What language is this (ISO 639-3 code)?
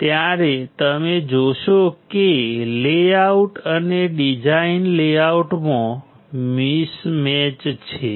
guj